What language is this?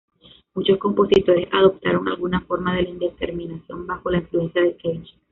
Spanish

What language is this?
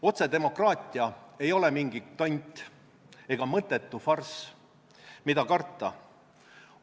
Estonian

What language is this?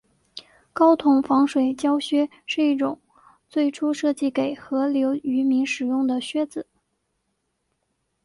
Chinese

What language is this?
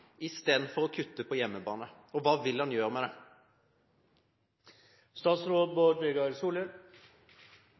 Norwegian Bokmål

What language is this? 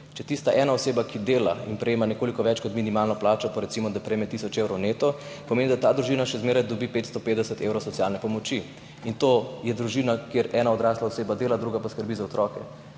Slovenian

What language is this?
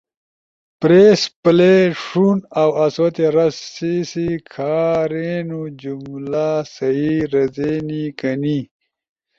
Ushojo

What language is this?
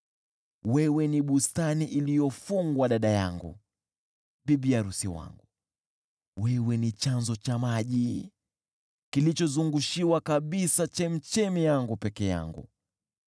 Swahili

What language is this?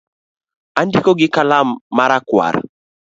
Luo (Kenya and Tanzania)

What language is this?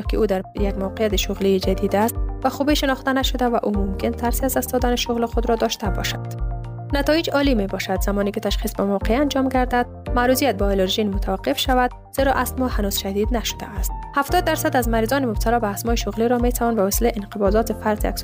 Persian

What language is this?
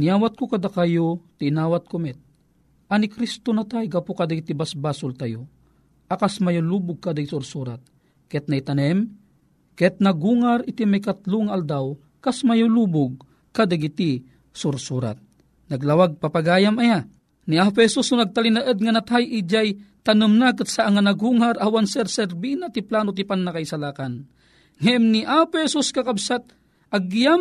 Filipino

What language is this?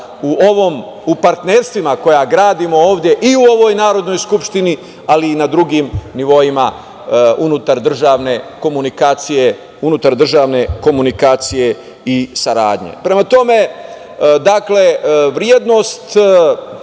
Serbian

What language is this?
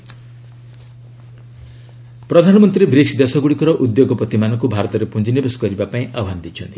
Odia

